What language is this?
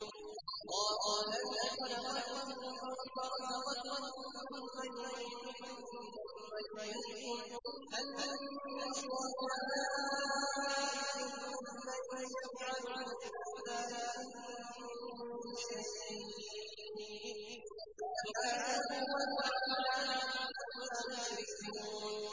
Arabic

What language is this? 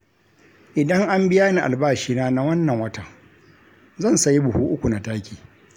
Hausa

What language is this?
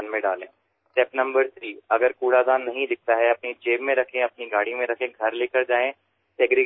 Assamese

